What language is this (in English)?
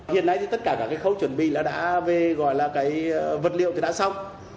Vietnamese